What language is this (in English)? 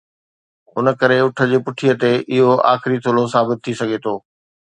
Sindhi